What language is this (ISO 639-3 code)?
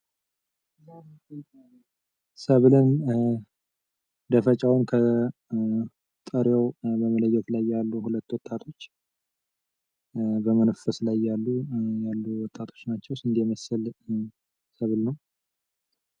amh